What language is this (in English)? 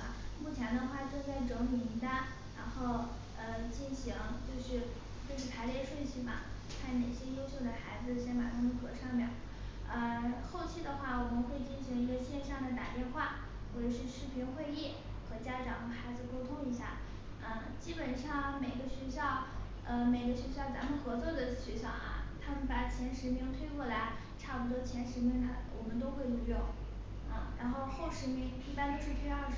Chinese